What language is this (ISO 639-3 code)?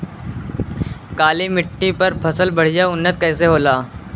bho